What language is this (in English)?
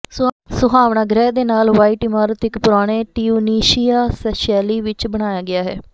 Punjabi